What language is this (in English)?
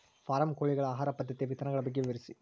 Kannada